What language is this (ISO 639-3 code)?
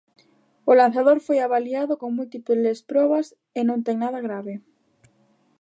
glg